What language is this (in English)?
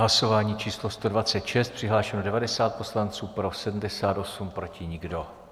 Czech